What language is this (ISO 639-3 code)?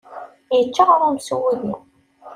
kab